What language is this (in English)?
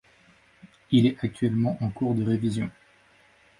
French